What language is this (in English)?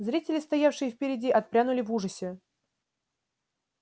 Russian